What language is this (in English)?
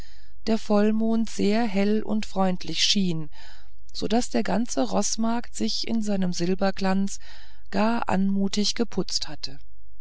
German